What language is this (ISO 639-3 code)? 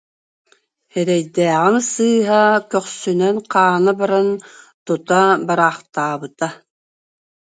sah